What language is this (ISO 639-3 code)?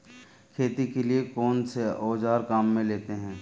hin